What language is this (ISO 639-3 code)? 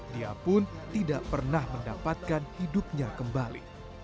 ind